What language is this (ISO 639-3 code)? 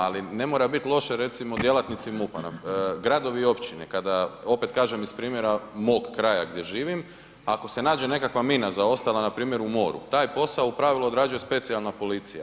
hrv